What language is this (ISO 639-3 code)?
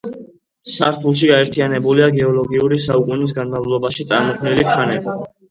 kat